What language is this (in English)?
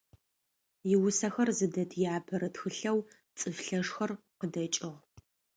Adyghe